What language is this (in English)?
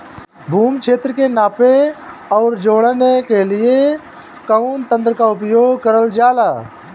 Bhojpuri